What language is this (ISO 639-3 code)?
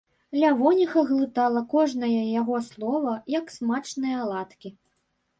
bel